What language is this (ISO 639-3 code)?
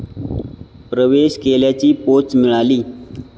mar